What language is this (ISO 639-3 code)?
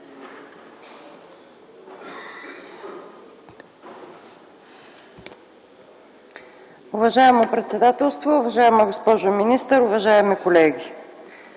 bul